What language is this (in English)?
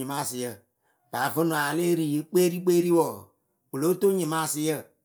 Akebu